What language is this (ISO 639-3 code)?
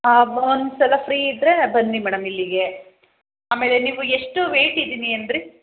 kan